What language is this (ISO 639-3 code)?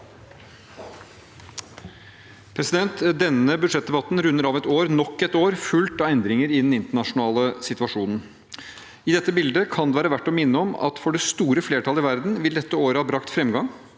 nor